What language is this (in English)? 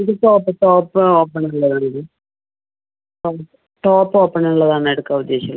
Malayalam